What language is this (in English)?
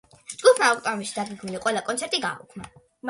Georgian